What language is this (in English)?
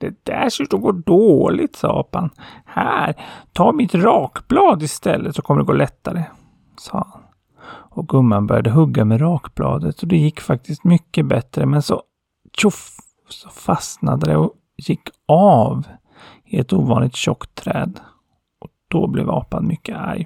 Swedish